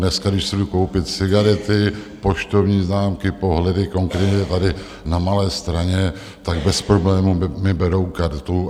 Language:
Czech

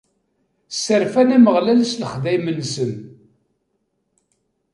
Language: Kabyle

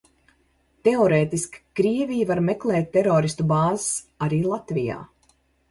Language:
Latvian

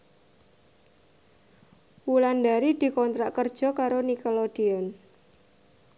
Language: Javanese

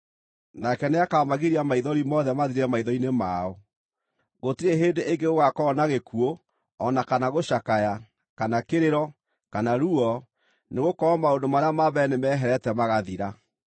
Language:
Kikuyu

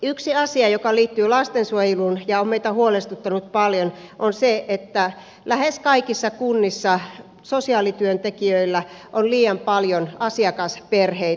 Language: Finnish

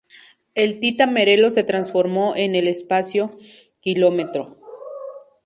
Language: Spanish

